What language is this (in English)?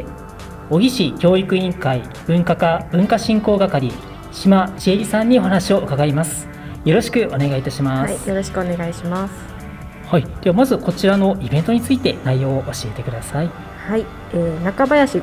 Japanese